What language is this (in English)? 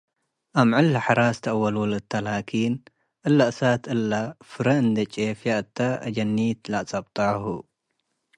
Tigre